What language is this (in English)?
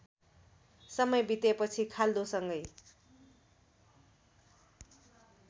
Nepali